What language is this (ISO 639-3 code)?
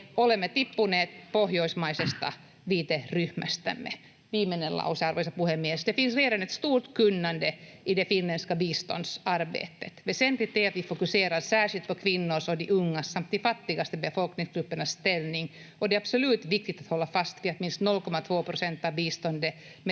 fin